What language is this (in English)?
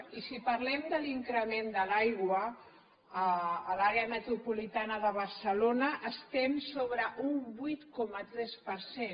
Catalan